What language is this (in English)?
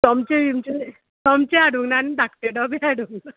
Konkani